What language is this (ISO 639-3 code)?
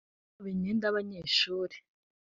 kin